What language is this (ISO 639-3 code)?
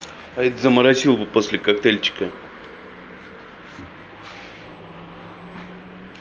rus